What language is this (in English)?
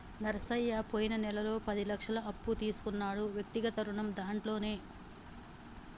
Telugu